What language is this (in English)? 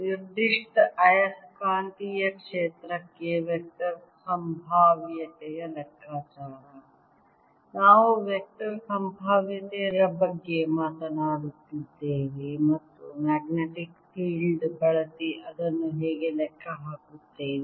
Kannada